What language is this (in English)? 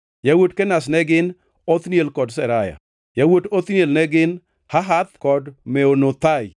Luo (Kenya and Tanzania)